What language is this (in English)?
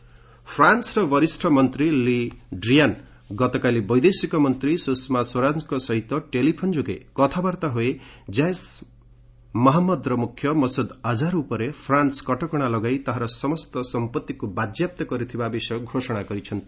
Odia